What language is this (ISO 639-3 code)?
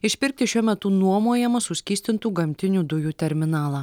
lit